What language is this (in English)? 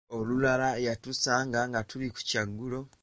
Ganda